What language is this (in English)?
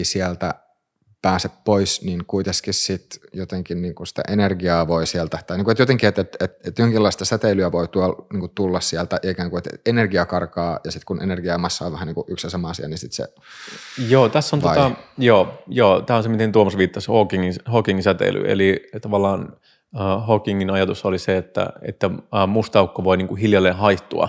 Finnish